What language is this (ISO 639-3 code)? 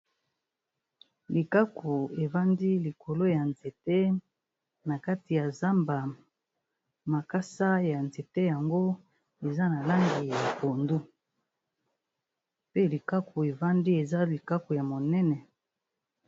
lin